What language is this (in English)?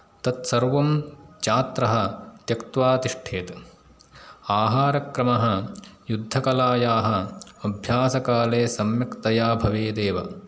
Sanskrit